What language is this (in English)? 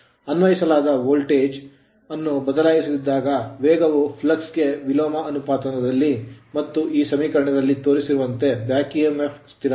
Kannada